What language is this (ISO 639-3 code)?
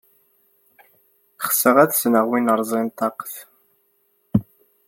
kab